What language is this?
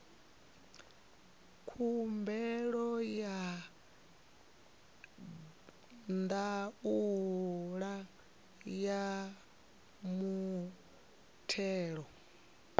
Venda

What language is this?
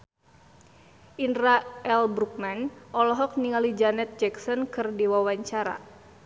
Sundanese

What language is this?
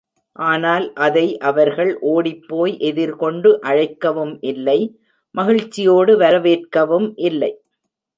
Tamil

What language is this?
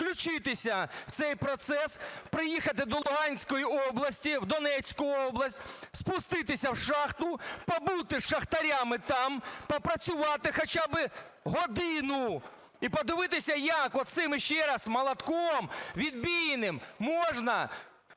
Ukrainian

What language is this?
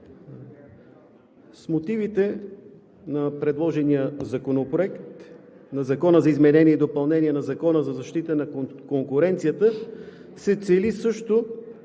Bulgarian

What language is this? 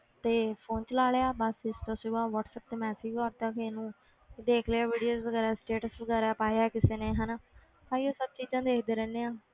Punjabi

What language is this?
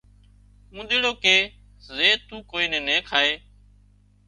Wadiyara Koli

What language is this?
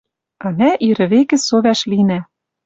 Western Mari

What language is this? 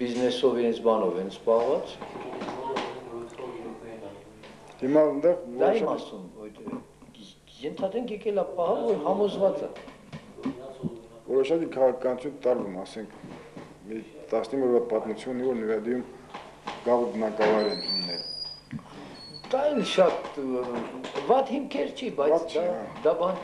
Turkish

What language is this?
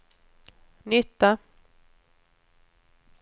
Swedish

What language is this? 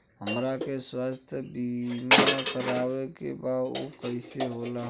Bhojpuri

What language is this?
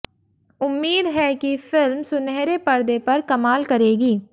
Hindi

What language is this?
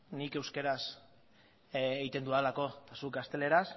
Basque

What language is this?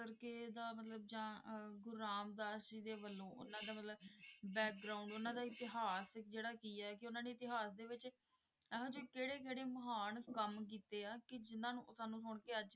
Punjabi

